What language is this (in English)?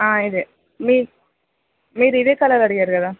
Telugu